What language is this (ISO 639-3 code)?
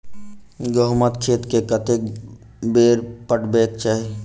mai